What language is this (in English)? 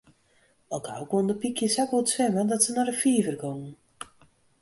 Western Frisian